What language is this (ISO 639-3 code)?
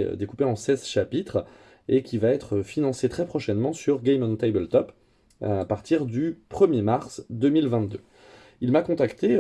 fra